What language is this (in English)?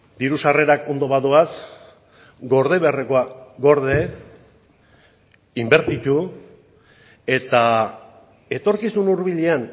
Basque